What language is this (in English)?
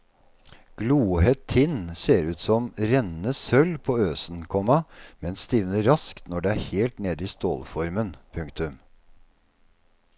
Norwegian